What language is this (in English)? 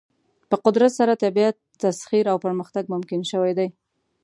Pashto